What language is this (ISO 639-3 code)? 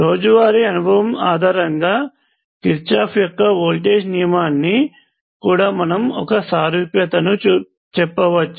tel